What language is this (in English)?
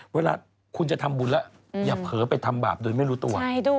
Thai